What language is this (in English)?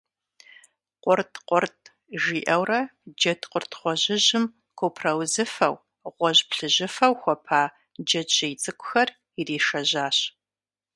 Kabardian